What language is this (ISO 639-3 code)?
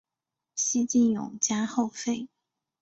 zho